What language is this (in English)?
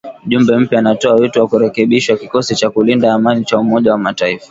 Swahili